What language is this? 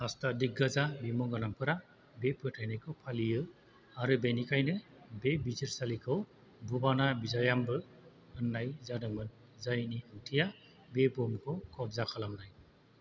Bodo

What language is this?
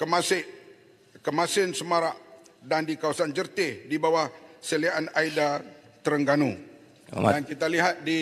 Malay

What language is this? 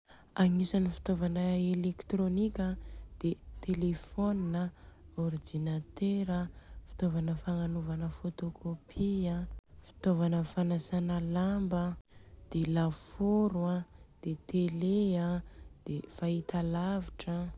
Southern Betsimisaraka Malagasy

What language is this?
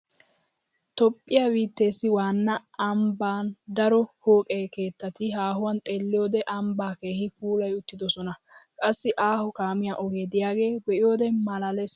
Wolaytta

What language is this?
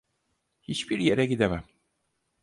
Turkish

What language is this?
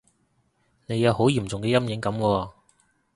Cantonese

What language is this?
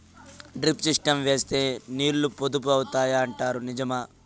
Telugu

